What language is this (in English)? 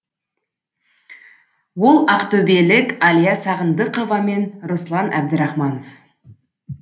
Kazakh